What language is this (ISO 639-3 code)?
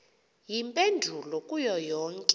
xho